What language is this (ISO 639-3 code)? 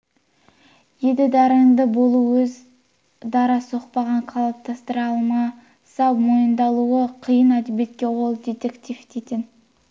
kaz